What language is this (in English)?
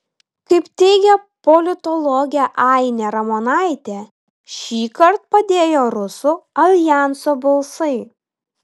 Lithuanian